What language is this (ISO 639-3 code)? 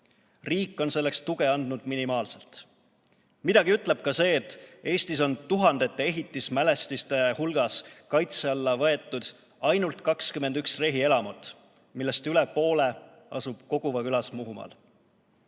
est